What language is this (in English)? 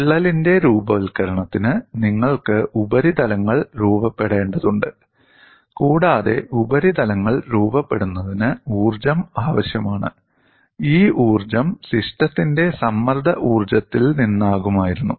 Malayalam